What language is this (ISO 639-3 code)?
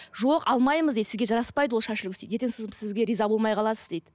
kaz